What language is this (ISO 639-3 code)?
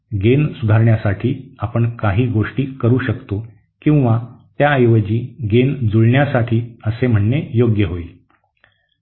mar